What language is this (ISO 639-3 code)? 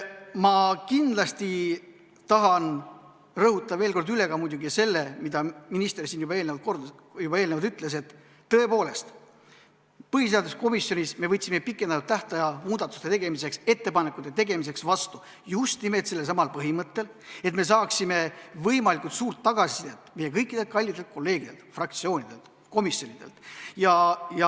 est